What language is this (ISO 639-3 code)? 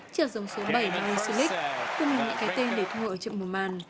vie